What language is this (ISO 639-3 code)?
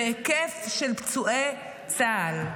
heb